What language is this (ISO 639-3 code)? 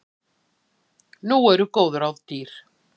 isl